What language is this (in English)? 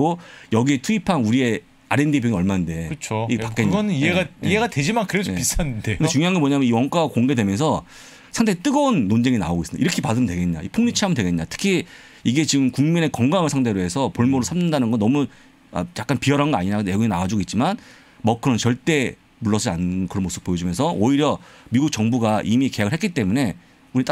Korean